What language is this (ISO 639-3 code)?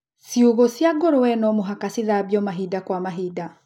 kik